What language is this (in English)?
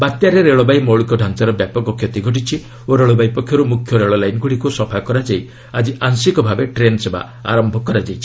Odia